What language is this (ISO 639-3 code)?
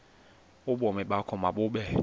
xho